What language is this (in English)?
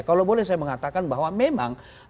Indonesian